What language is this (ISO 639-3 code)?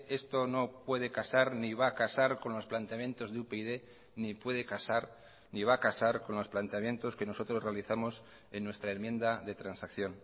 spa